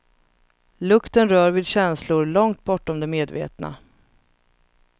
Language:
Swedish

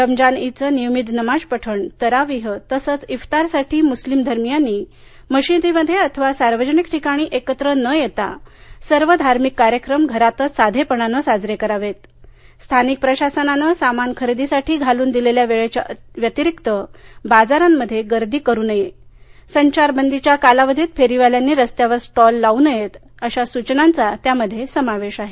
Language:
Marathi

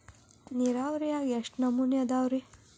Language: Kannada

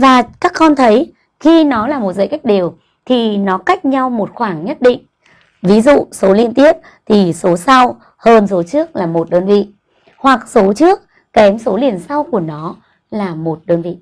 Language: Vietnamese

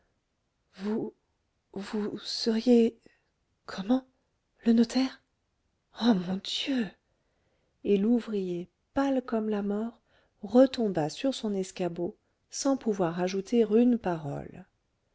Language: French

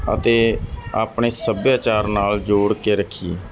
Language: Punjabi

